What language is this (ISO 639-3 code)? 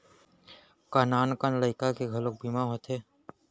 hne